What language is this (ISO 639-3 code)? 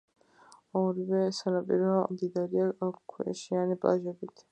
kat